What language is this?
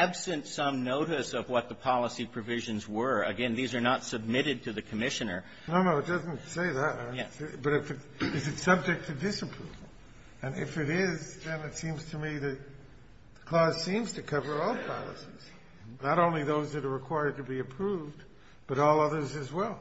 English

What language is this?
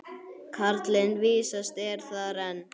Icelandic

